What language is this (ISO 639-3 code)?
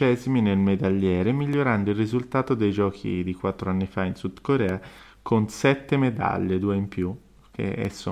ita